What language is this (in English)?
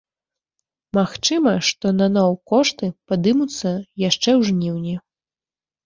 Belarusian